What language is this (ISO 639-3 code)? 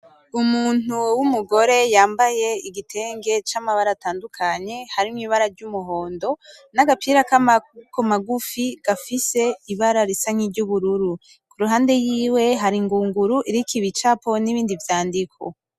run